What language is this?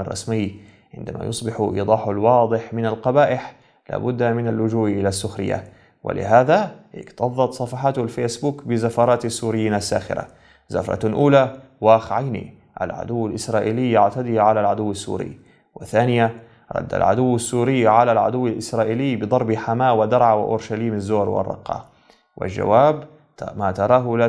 Arabic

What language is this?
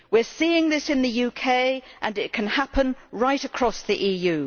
English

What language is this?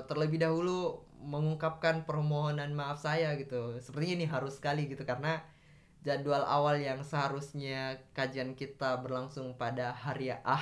Indonesian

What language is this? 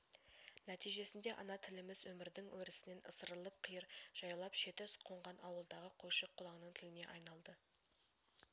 Kazakh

